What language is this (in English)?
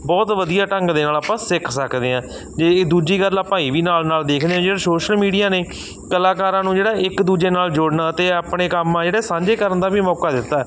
Punjabi